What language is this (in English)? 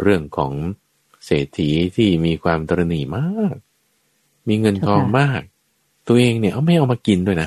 Thai